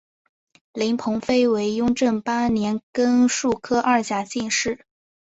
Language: Chinese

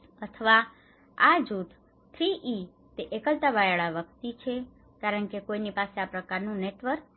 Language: Gujarati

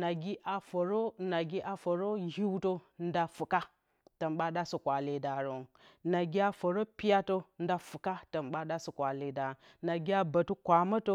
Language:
Bacama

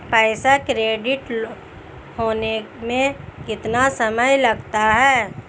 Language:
Hindi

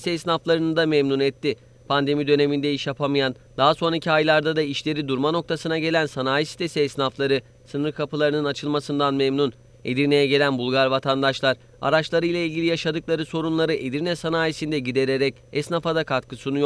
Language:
Turkish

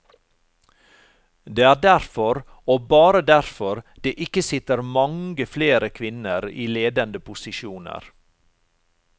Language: Norwegian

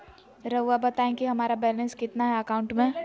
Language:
Magahi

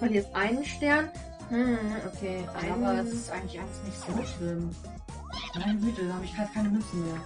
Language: German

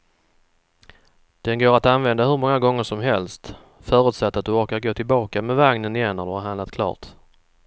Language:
Swedish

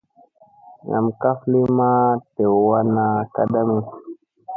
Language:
Musey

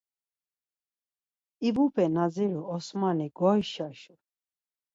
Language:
Laz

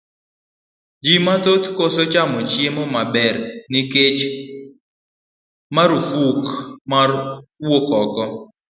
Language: Luo (Kenya and Tanzania)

